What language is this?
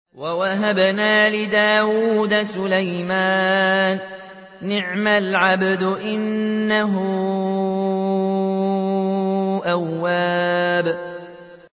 Arabic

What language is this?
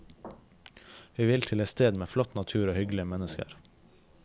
Norwegian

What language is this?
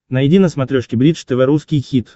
Russian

